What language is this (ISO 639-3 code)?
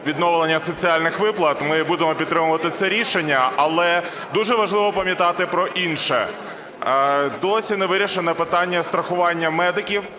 ukr